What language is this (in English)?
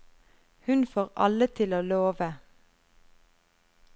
Norwegian